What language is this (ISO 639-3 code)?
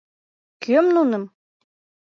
chm